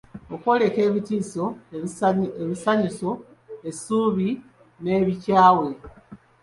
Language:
Ganda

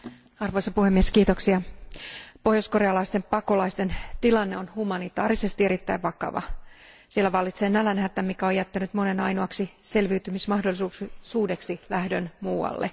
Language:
Finnish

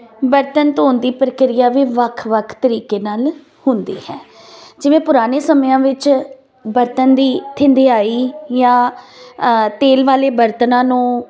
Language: Punjabi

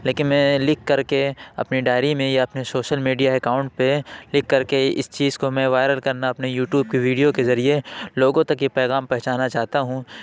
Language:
Urdu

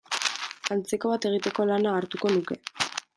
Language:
Basque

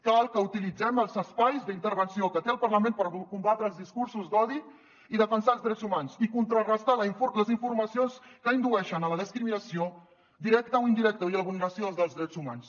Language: Catalan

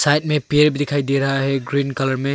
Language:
Hindi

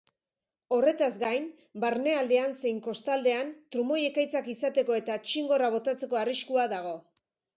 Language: Basque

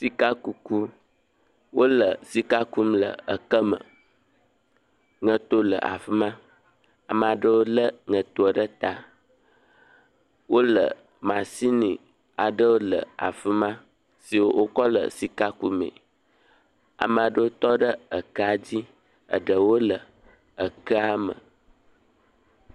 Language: Ewe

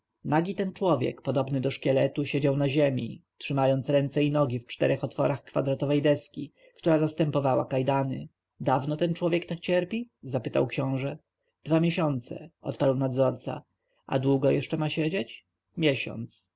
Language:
Polish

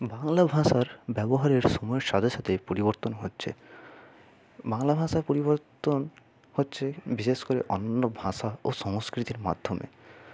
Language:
Bangla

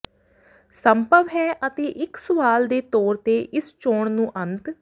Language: Punjabi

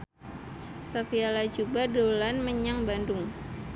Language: Javanese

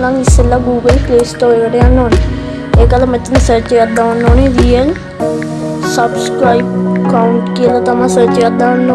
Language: Indonesian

